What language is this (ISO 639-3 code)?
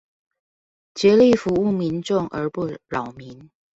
zho